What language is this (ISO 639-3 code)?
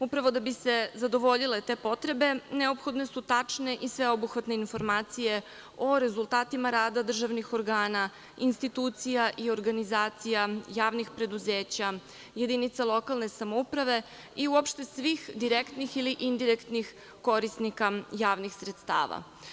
srp